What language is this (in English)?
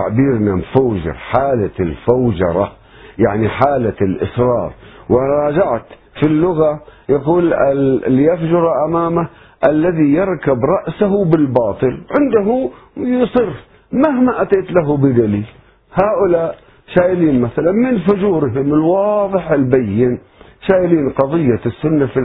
Arabic